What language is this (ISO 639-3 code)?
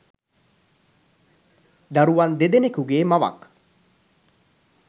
sin